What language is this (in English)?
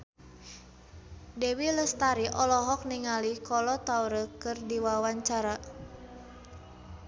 Sundanese